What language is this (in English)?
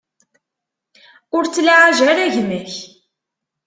Kabyle